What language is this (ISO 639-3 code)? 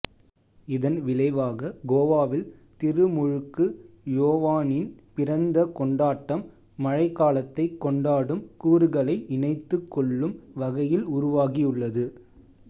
tam